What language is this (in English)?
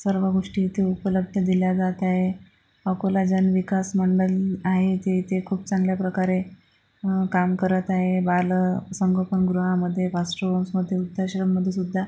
Marathi